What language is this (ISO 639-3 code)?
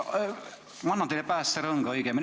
est